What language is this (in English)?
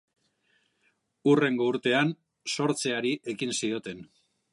Basque